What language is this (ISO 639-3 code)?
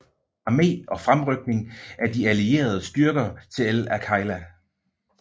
dan